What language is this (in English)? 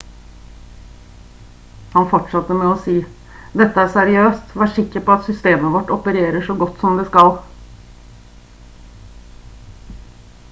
Norwegian Bokmål